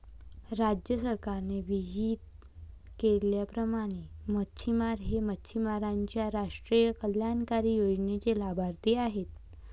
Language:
Marathi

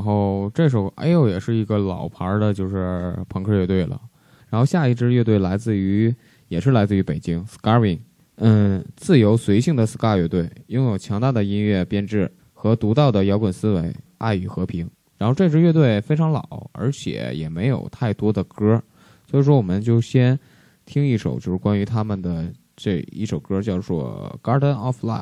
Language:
Chinese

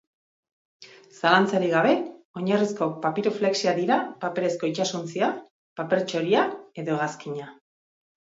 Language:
Basque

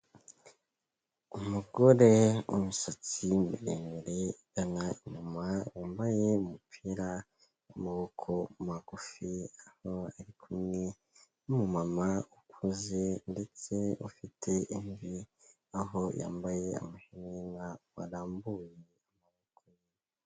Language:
Kinyarwanda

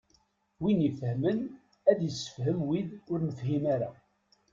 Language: Kabyle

